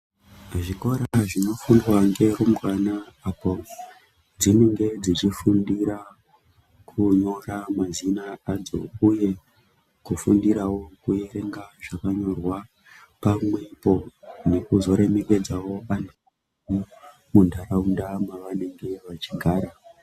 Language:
Ndau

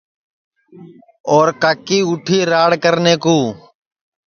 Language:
Sansi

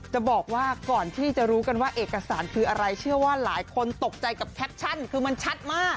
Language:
Thai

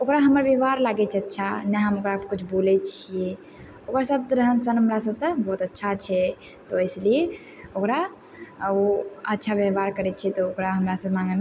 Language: Maithili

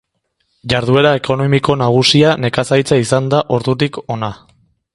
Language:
Basque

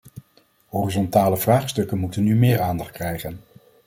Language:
Dutch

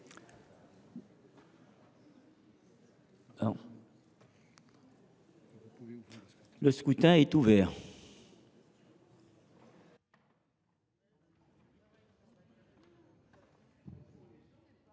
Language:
French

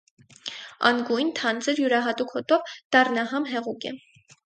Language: Armenian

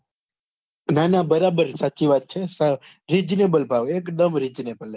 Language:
Gujarati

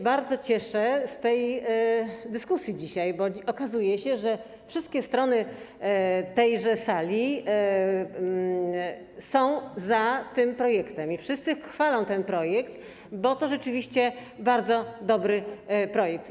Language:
Polish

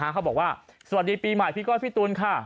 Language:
Thai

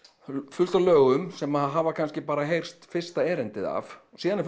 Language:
Icelandic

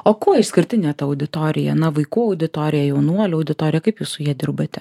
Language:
Lithuanian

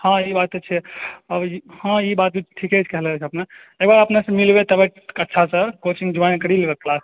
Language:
Maithili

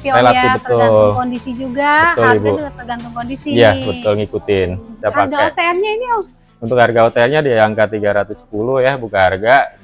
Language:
Indonesian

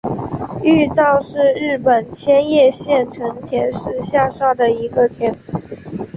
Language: Chinese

